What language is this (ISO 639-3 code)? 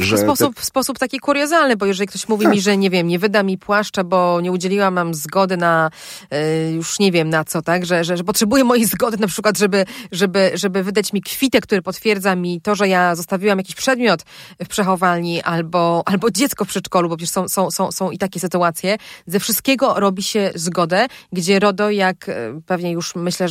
pol